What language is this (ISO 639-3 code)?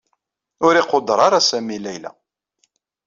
kab